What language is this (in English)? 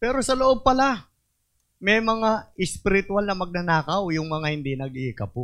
Filipino